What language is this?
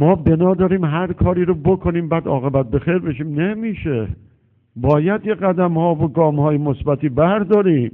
Persian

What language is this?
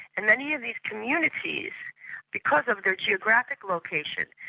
English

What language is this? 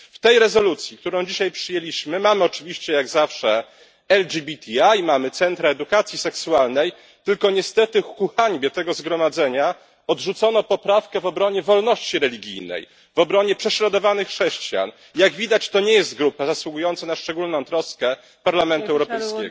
Polish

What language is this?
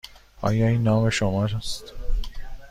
Persian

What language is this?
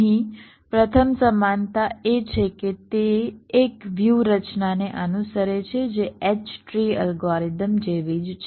Gujarati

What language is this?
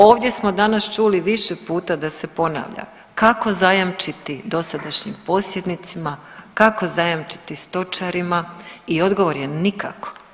Croatian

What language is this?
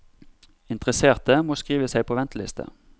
Norwegian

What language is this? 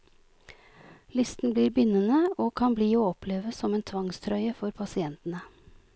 Norwegian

